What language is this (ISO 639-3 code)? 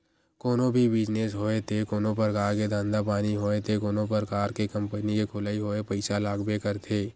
hne